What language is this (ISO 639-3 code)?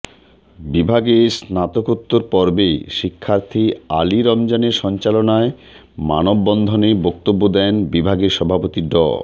ben